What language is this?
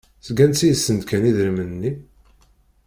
Kabyle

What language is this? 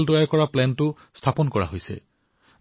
Assamese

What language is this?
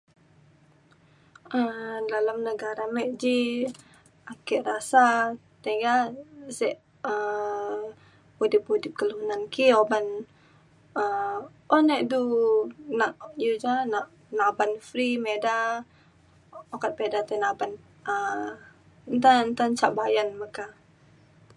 Mainstream Kenyah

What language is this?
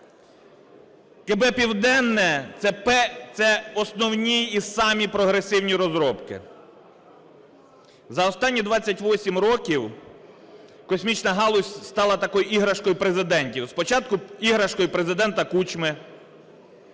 Ukrainian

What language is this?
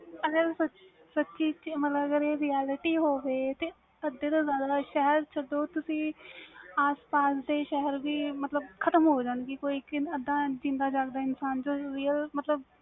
Punjabi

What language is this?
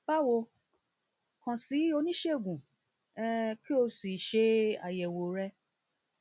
Yoruba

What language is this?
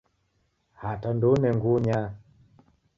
Taita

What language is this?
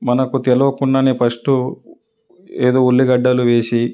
Telugu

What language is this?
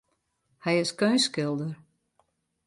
Western Frisian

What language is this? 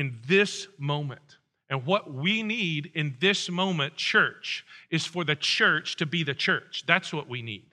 English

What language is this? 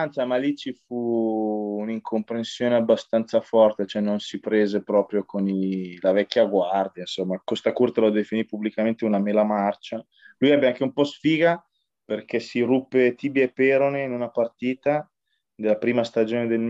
Italian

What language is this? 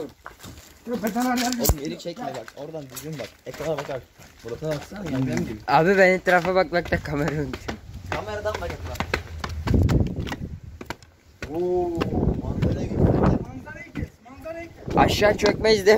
Turkish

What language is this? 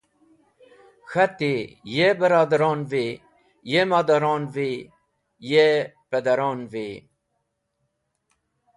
Wakhi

